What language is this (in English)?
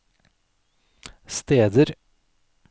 Norwegian